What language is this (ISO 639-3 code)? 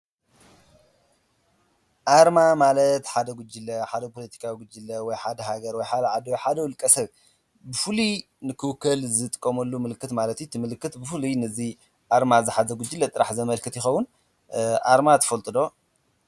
tir